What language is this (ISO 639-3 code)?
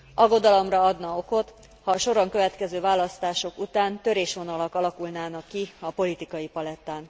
hun